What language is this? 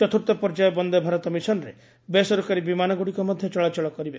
Odia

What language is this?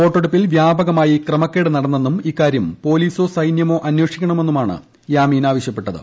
Malayalam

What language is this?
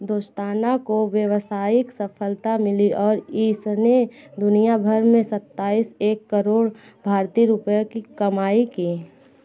Hindi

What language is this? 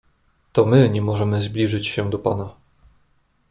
Polish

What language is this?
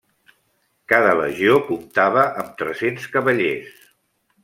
Catalan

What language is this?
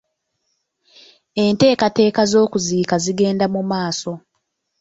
Ganda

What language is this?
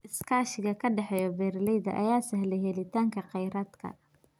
Somali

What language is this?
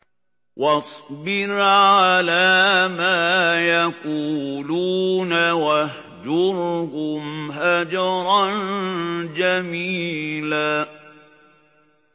Arabic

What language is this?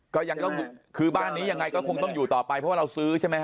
Thai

